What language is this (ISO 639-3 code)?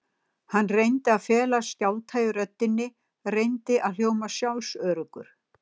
isl